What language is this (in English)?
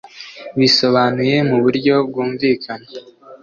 Kinyarwanda